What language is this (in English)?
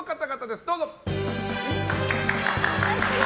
Japanese